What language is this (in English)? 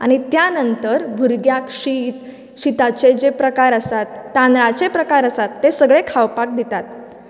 Konkani